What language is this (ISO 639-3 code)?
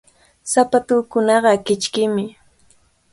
qvl